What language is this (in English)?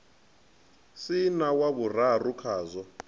Venda